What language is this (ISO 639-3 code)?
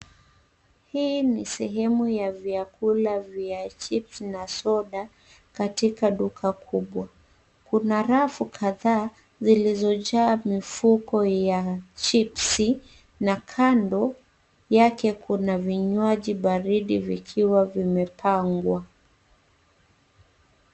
swa